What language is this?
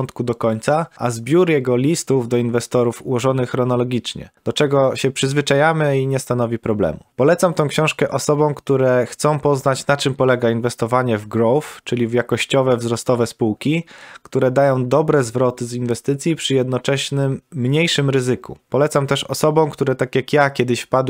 Polish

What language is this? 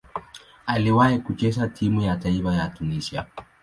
Swahili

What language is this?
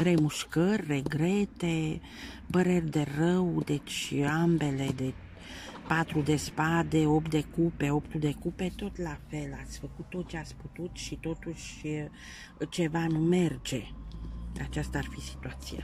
Romanian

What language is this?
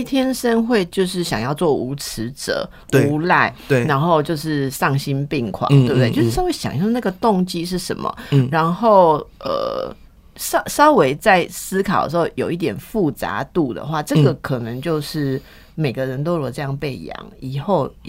Chinese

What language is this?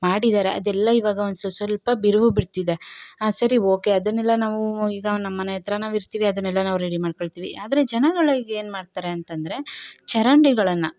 Kannada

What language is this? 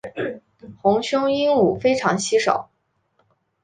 Chinese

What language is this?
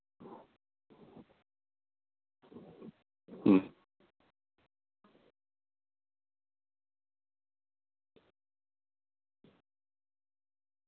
Santali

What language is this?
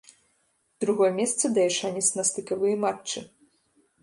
Belarusian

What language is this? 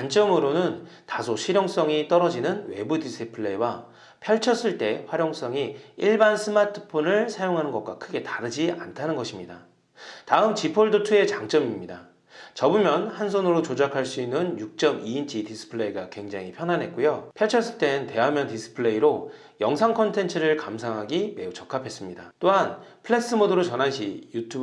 Korean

